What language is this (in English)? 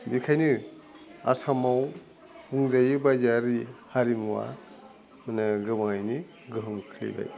Bodo